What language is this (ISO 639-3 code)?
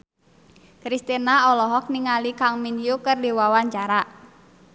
sun